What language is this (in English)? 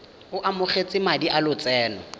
Tswana